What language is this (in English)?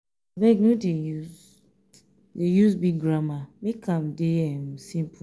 Nigerian Pidgin